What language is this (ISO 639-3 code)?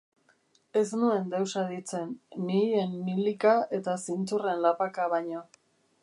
eus